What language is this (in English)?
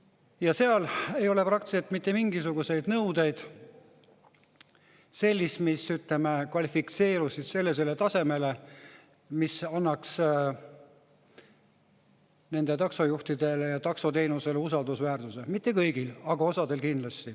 Estonian